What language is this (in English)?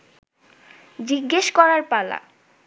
Bangla